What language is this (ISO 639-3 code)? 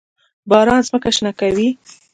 pus